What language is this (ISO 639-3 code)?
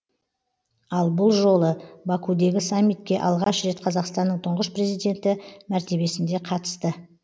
kaz